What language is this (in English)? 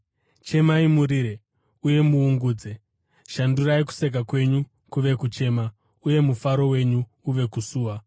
Shona